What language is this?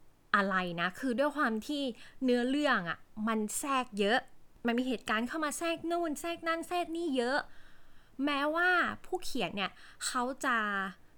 Thai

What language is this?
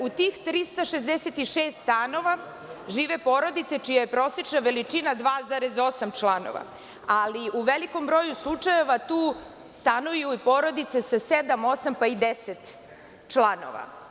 Serbian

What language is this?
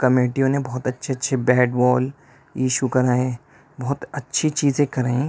Urdu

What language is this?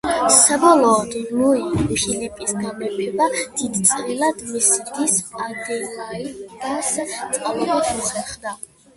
Georgian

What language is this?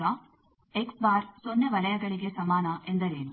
Kannada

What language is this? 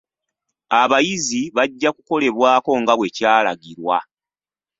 Ganda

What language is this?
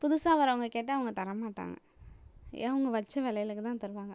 Tamil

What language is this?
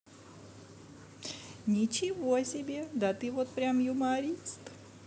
Russian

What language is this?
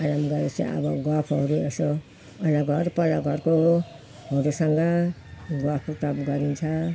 Nepali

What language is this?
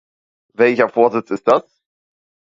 German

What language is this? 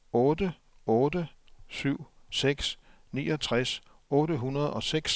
Danish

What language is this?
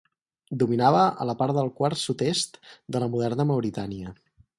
Catalan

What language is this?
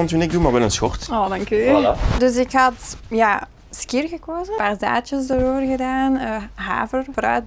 Dutch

